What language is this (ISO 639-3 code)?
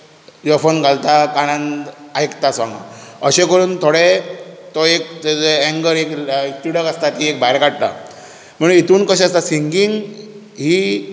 kok